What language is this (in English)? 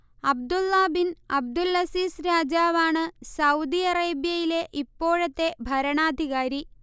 Malayalam